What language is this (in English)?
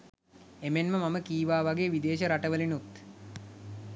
Sinhala